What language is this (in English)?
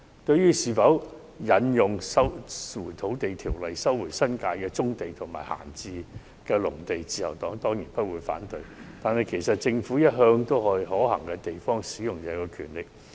Cantonese